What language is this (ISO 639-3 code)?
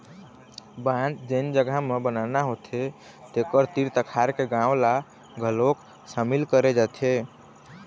hne